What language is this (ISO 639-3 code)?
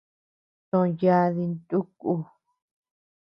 cux